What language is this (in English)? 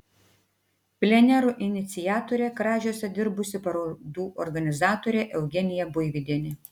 Lithuanian